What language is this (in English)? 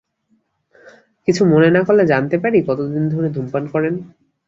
Bangla